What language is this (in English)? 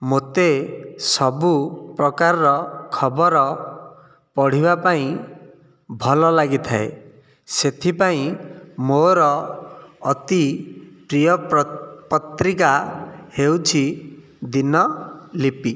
Odia